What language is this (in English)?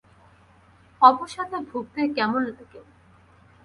Bangla